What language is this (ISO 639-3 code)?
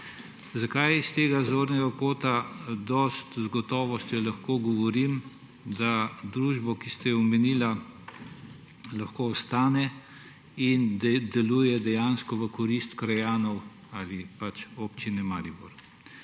slv